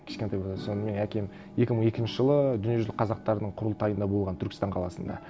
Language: Kazakh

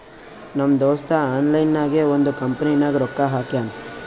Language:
Kannada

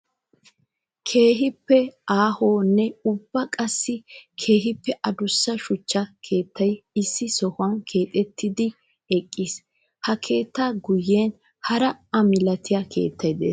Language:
Wolaytta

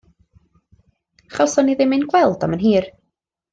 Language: Welsh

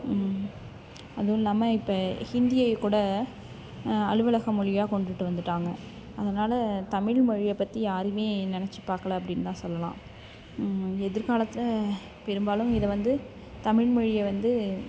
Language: Tamil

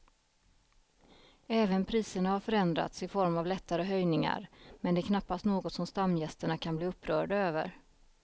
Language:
Swedish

